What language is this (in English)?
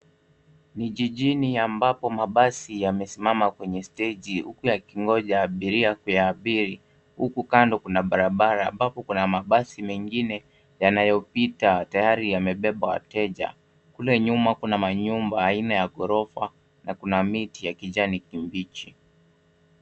Swahili